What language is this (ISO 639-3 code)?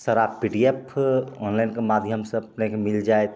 mai